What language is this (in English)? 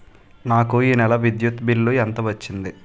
Telugu